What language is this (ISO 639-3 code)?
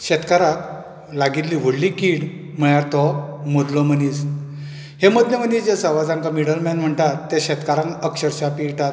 kok